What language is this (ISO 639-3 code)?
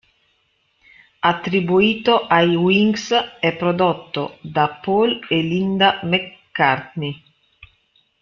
ita